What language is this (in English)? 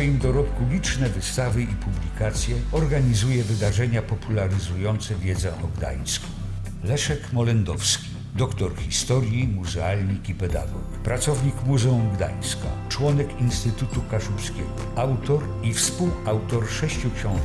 Polish